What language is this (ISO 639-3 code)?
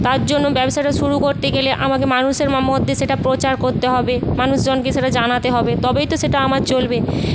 ben